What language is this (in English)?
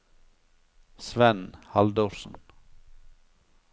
Norwegian